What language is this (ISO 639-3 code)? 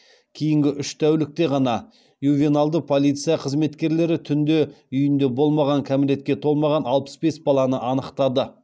kaz